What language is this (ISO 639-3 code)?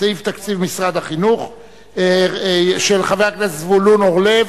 heb